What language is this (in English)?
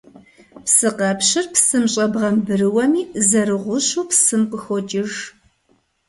Kabardian